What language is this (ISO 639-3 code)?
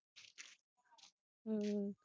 pan